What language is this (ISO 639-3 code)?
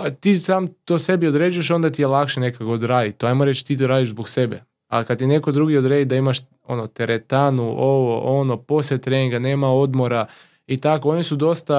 hrv